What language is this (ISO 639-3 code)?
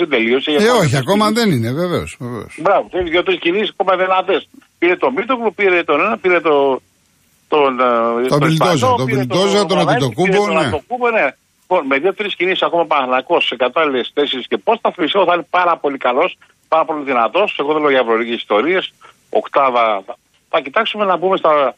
ell